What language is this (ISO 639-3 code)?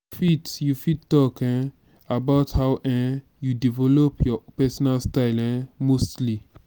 pcm